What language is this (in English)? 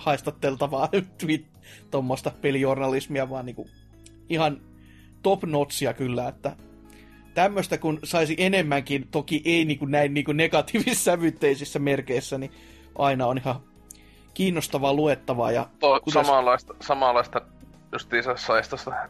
Finnish